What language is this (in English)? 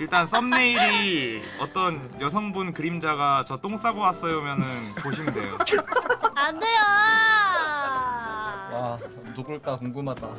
Korean